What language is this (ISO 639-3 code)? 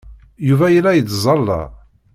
kab